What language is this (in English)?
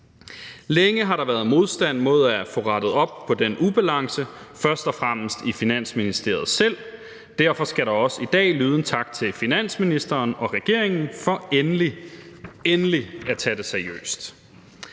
Danish